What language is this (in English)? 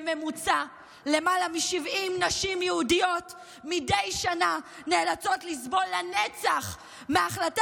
Hebrew